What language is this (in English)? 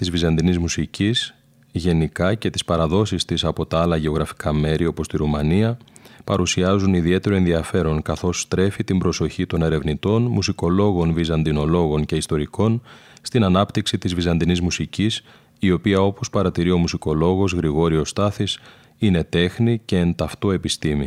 Greek